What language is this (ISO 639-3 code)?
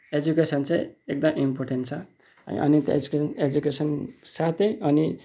nep